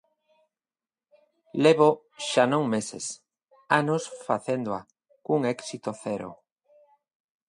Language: Galician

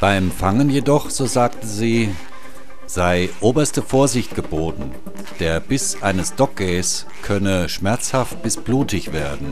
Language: German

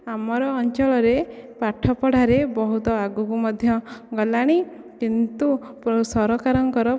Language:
Odia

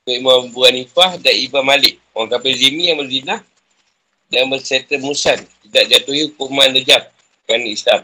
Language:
Malay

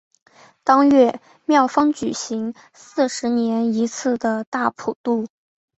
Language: Chinese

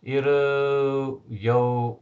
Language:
Lithuanian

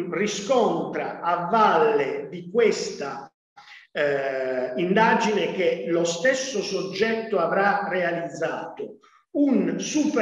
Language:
Italian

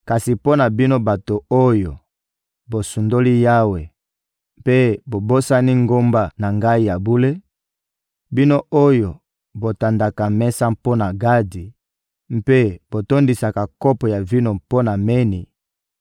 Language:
Lingala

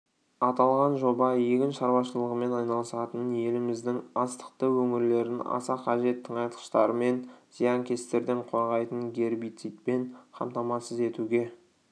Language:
Kazakh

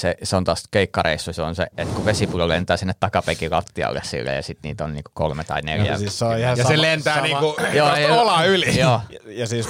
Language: Finnish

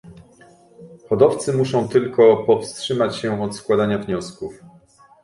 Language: Polish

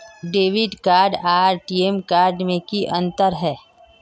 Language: Magahi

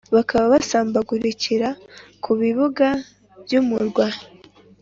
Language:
Kinyarwanda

